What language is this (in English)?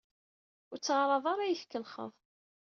Kabyle